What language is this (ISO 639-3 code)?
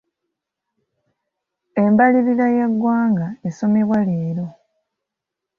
lug